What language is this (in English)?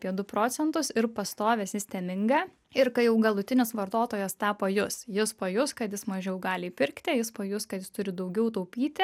Lithuanian